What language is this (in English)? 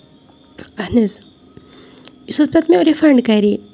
Kashmiri